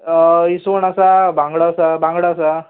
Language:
Konkani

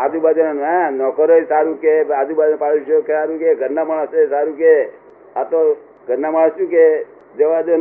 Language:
Gujarati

